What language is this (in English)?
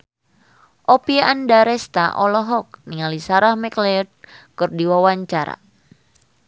Sundanese